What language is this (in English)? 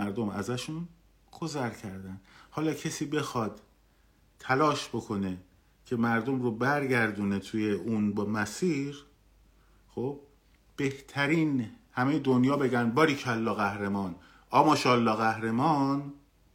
Persian